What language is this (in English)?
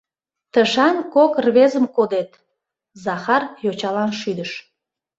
Mari